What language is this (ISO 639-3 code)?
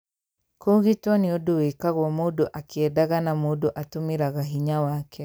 kik